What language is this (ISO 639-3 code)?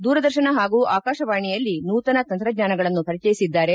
kan